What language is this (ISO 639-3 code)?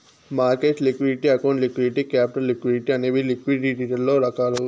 tel